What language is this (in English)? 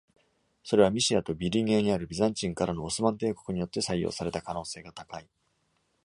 Japanese